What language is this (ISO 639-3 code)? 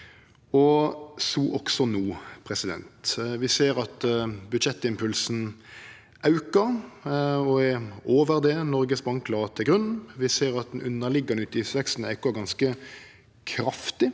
nor